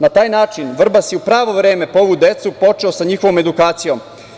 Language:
Serbian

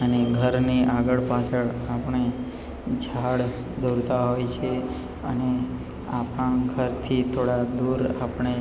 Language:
Gujarati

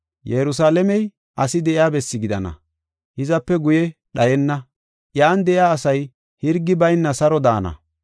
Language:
Gofa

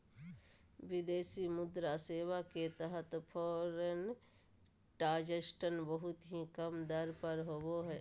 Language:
Magahi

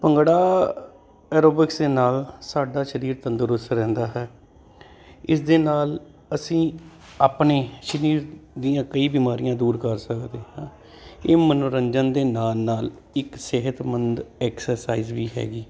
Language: Punjabi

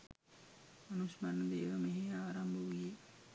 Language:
Sinhala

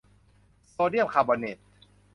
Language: Thai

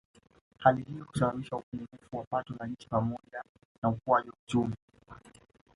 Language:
Swahili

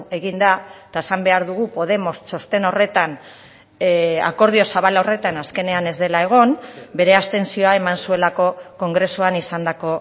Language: Basque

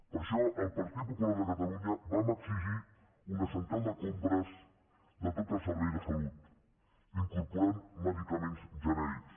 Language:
Catalan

